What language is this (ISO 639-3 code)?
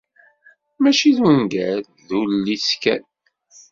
kab